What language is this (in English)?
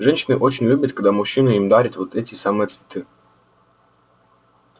Russian